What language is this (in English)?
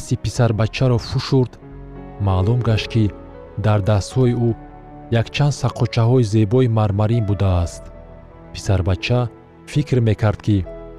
Persian